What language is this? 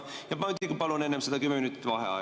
Estonian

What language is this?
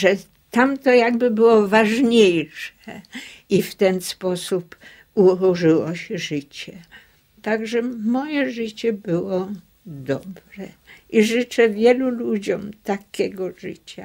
Polish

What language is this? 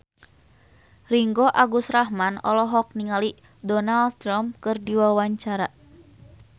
Sundanese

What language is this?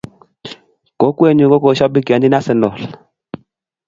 Kalenjin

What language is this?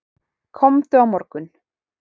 Icelandic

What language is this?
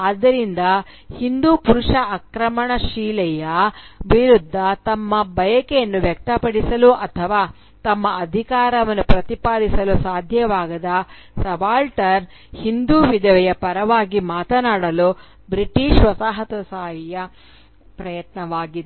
Kannada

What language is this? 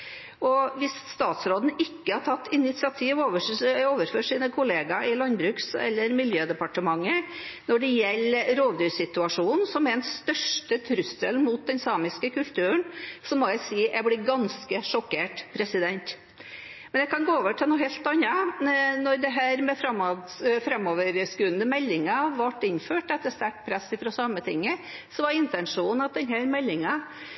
Norwegian Bokmål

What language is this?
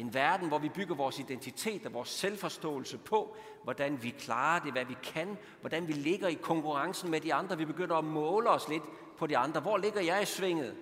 Danish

